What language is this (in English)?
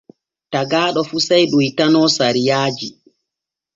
Borgu Fulfulde